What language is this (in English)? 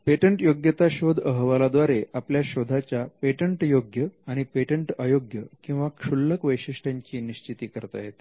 Marathi